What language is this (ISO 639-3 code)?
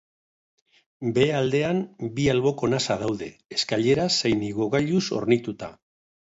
eus